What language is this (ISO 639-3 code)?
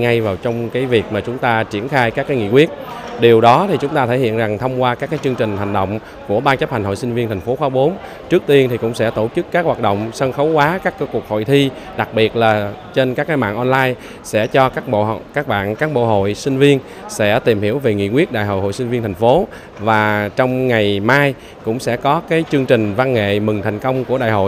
vie